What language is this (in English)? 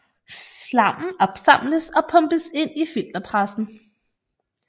Danish